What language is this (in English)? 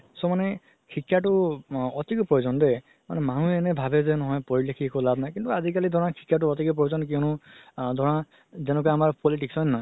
Assamese